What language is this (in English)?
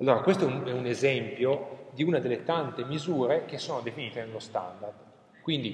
Italian